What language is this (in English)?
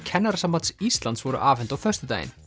Icelandic